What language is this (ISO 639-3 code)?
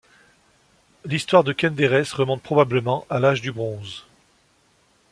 fra